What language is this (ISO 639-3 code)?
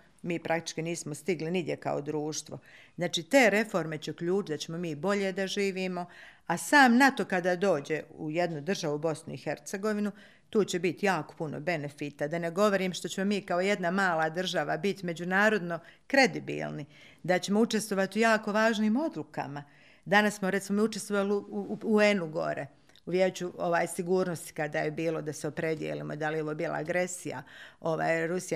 hrv